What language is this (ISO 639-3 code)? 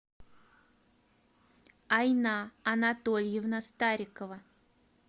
rus